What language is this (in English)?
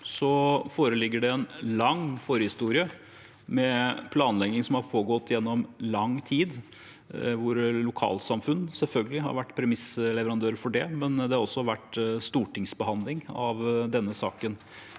Norwegian